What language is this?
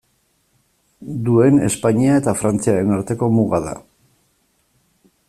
Basque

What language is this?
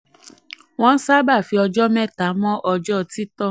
Yoruba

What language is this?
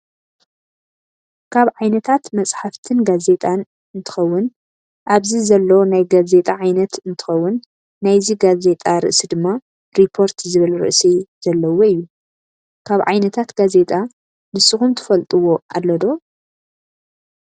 Tigrinya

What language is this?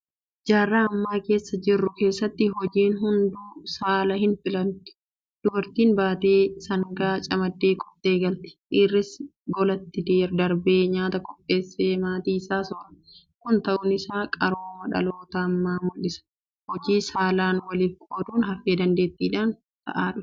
Oromo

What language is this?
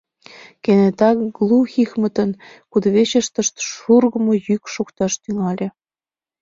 Mari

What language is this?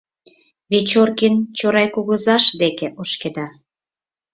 Mari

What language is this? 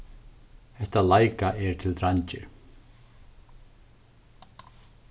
Faroese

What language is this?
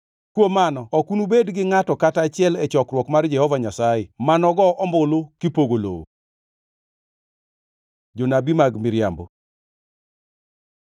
Luo (Kenya and Tanzania)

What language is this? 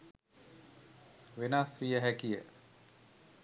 Sinhala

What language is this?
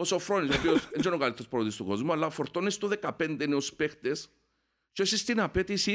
Greek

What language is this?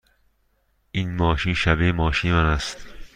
Persian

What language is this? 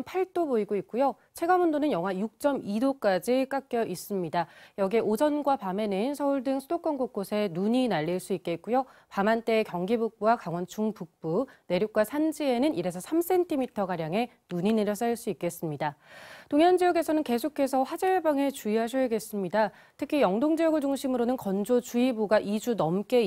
Korean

